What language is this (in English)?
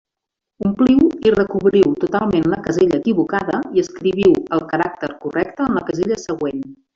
Catalan